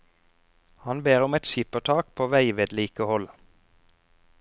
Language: Norwegian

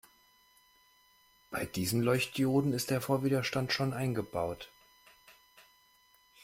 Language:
German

